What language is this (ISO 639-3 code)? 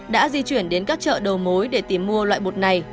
vie